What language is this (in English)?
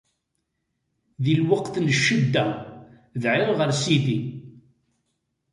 Kabyle